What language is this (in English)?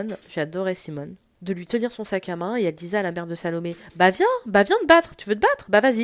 French